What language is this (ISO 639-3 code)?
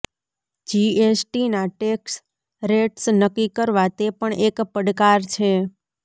guj